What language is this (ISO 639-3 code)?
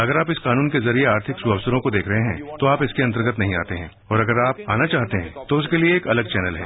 hin